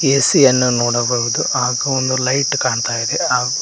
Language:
Kannada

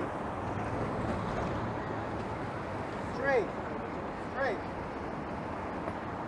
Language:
English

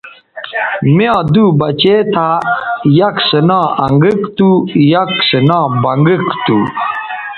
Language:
Bateri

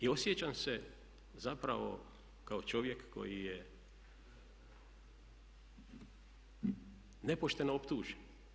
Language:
Croatian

